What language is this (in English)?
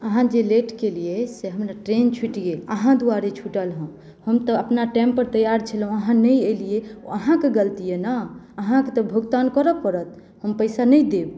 Maithili